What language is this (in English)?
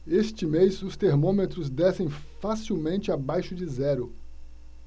Portuguese